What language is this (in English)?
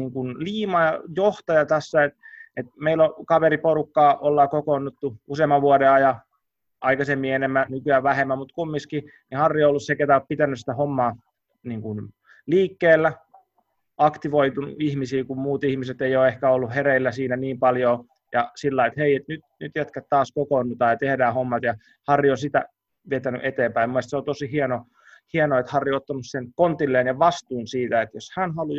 Finnish